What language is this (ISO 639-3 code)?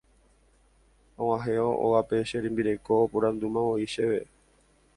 grn